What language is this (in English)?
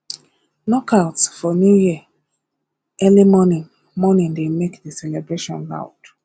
Nigerian Pidgin